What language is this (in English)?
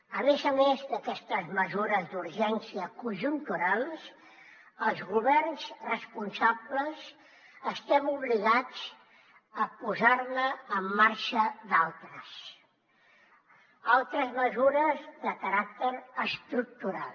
Catalan